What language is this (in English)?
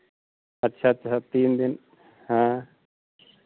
Hindi